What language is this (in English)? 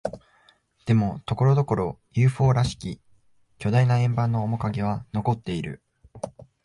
Japanese